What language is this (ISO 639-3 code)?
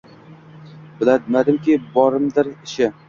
uzb